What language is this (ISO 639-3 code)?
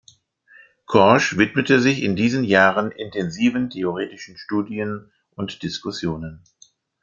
deu